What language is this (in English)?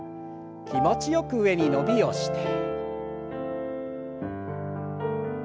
Japanese